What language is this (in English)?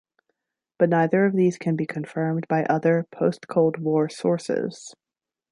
English